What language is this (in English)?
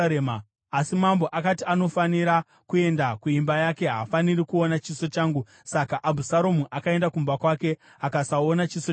Shona